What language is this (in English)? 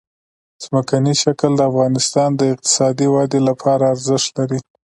Pashto